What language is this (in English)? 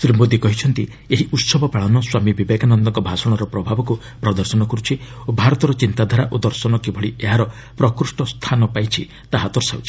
Odia